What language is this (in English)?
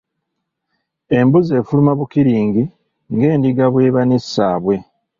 Ganda